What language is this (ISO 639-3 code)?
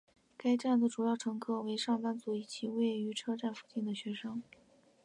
zho